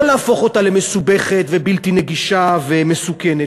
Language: Hebrew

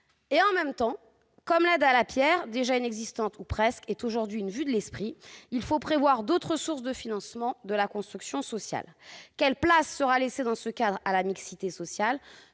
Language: French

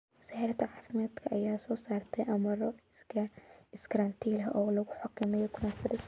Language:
Somali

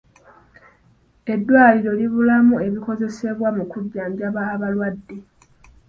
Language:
Ganda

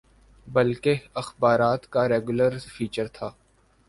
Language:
Urdu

